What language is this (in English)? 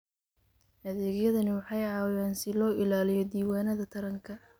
Somali